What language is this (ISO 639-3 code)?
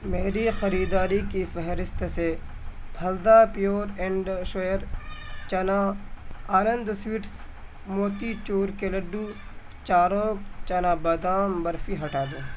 urd